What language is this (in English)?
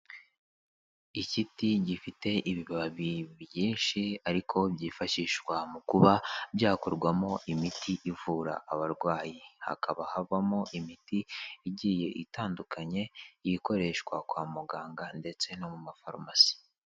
Kinyarwanda